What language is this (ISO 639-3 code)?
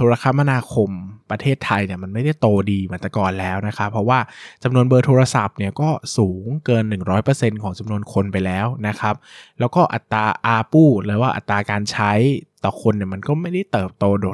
tha